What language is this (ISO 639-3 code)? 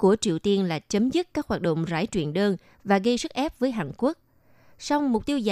vie